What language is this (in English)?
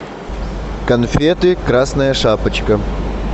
Russian